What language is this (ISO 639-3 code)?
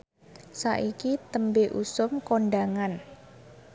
jav